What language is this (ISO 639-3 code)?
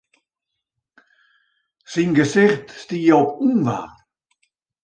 fry